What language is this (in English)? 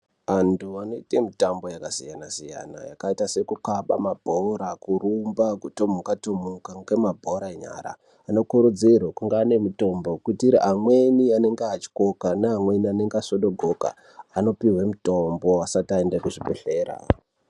Ndau